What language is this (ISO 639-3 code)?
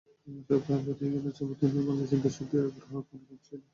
ben